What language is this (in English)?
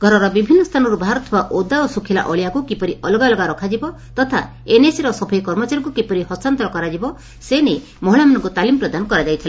Odia